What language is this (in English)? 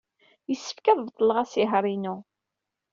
Kabyle